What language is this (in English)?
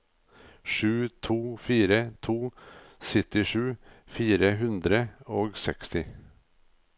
Norwegian